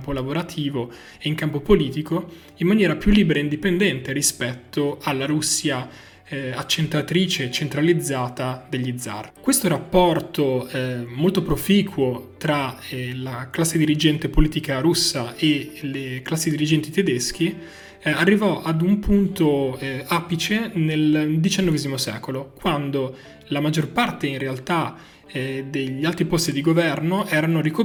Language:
Italian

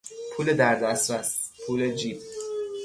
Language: Persian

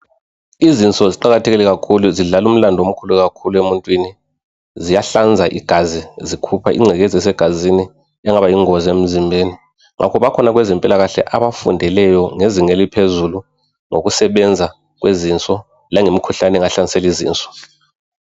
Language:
North Ndebele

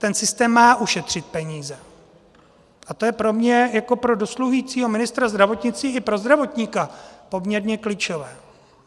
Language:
Czech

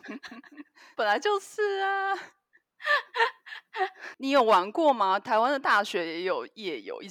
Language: Chinese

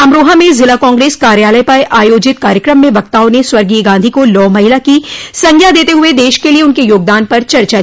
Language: Hindi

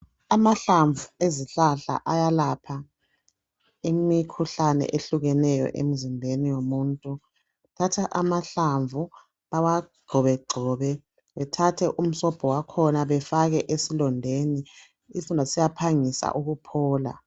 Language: North Ndebele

